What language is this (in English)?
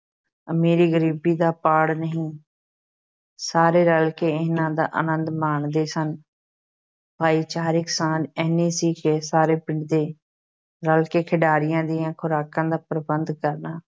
Punjabi